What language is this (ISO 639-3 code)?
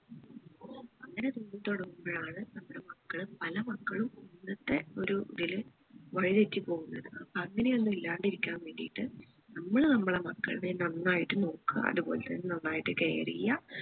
mal